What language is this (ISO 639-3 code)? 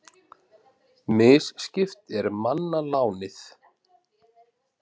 isl